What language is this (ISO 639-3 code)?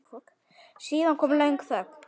isl